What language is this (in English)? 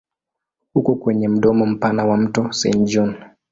Swahili